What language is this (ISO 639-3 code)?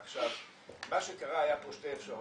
heb